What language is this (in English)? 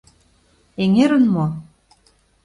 Mari